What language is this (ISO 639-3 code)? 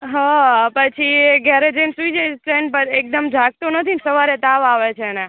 guj